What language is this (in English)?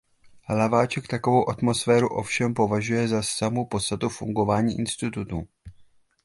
Czech